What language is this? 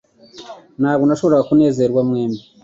Kinyarwanda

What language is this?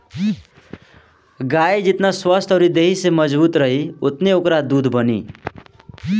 Bhojpuri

